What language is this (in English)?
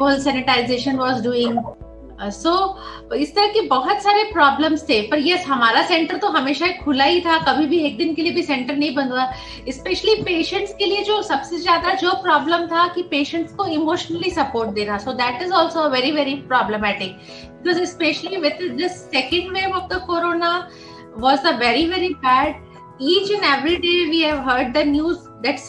Hindi